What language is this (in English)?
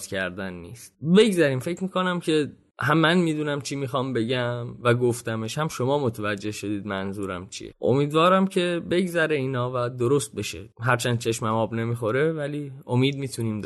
Persian